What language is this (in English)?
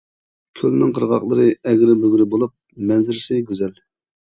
Uyghur